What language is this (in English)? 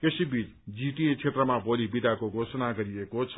Nepali